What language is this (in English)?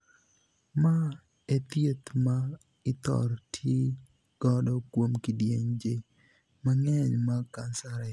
Luo (Kenya and Tanzania)